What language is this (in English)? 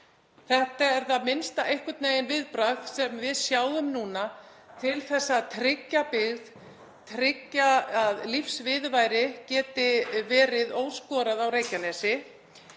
Icelandic